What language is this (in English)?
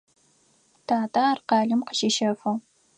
Adyghe